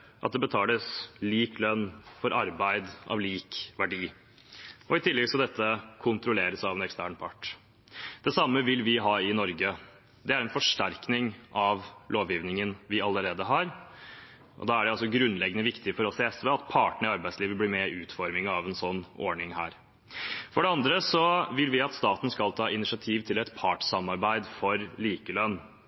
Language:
Norwegian Bokmål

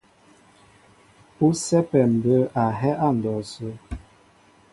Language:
Mbo (Cameroon)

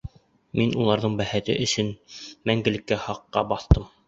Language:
Bashkir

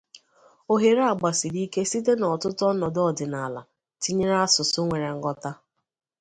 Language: Igbo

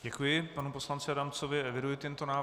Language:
Czech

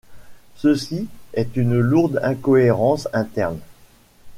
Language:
French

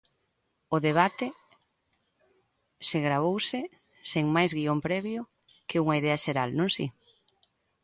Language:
Galician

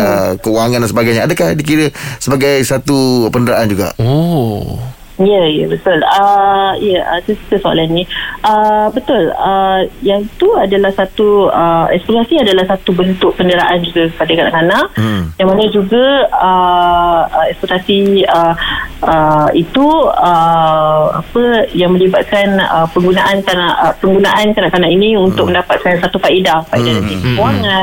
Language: Malay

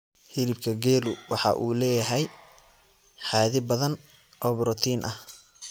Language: Somali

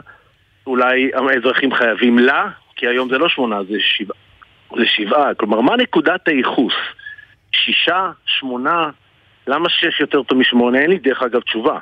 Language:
Hebrew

